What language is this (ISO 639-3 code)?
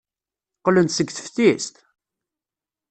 kab